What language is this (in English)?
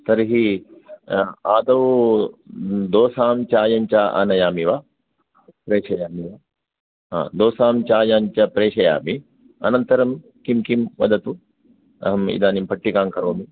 Sanskrit